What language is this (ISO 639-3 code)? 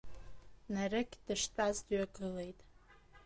abk